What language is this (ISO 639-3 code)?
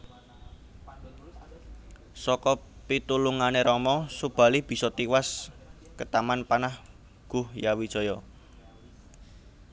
jav